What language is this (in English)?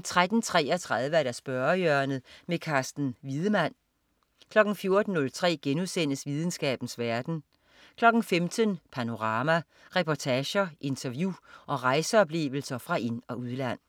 Danish